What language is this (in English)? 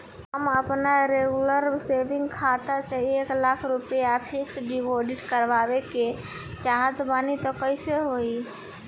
Bhojpuri